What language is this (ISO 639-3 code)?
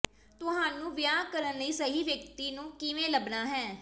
pan